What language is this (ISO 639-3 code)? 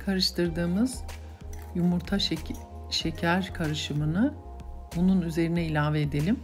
tur